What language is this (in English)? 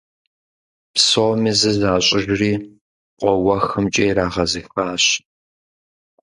Kabardian